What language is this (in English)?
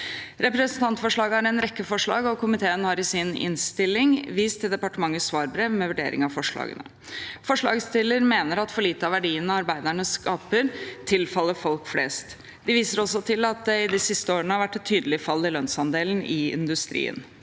Norwegian